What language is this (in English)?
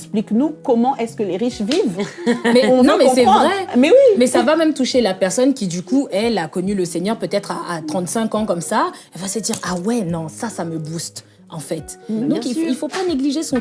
French